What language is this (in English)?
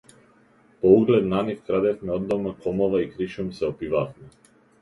Macedonian